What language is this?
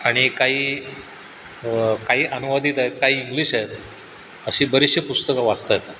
Marathi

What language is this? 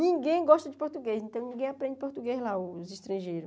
Portuguese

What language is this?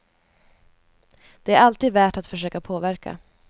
Swedish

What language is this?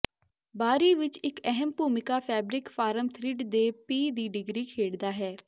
Punjabi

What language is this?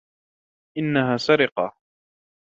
Arabic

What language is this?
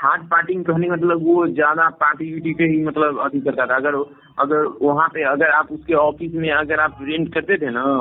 Hindi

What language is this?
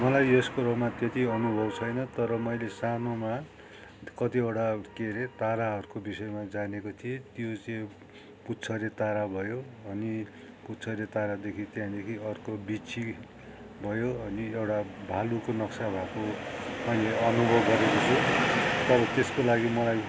Nepali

